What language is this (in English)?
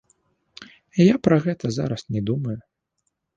Belarusian